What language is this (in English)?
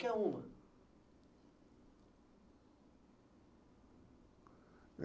Portuguese